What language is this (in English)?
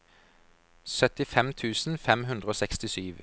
Norwegian